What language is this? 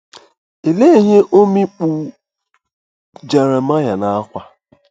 Igbo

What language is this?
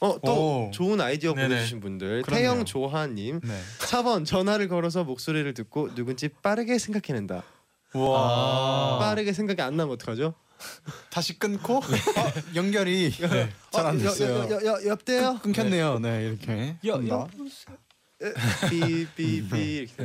Korean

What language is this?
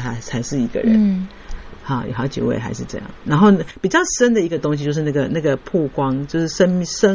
Chinese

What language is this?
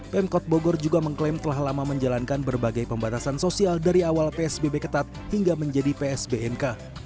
Indonesian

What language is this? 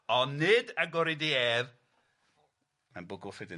Welsh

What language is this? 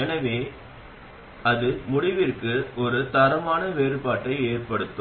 Tamil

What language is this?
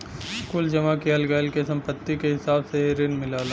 Bhojpuri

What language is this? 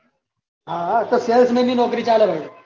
Gujarati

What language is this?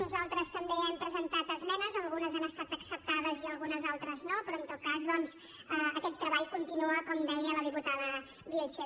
Catalan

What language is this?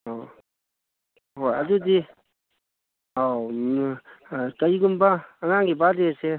Manipuri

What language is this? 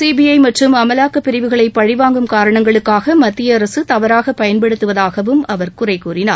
Tamil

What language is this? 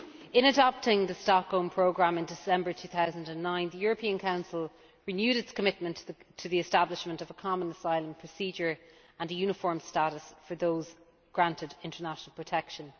English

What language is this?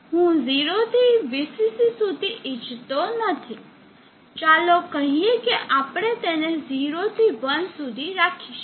Gujarati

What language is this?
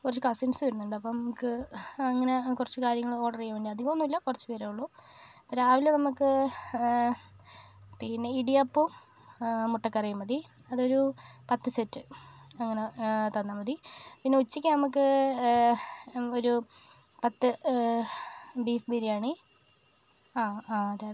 Malayalam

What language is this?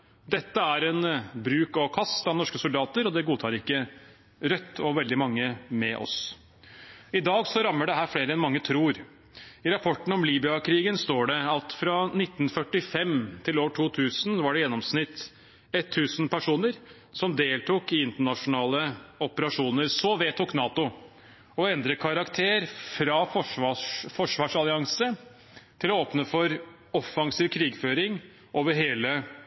Norwegian Bokmål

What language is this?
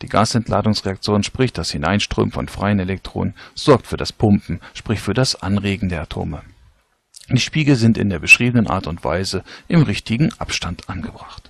German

